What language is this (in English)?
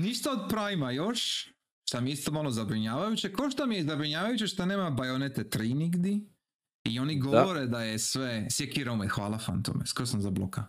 Croatian